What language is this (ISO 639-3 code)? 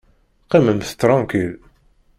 kab